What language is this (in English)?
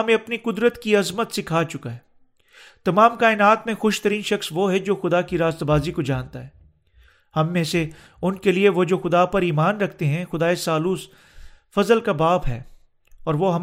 Urdu